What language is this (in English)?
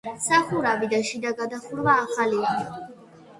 Georgian